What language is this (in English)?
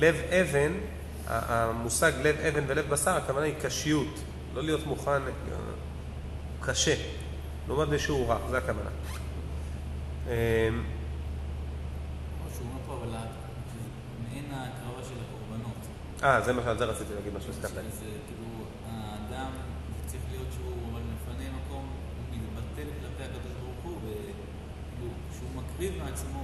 Hebrew